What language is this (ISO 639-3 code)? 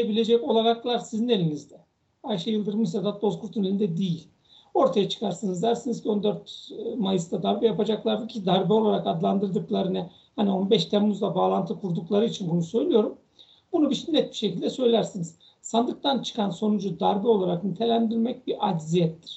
tur